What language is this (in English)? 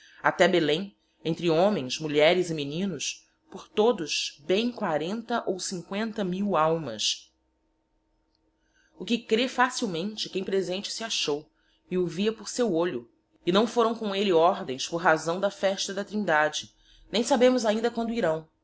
Portuguese